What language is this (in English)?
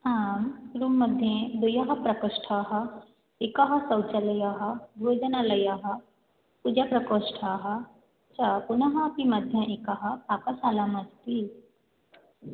Sanskrit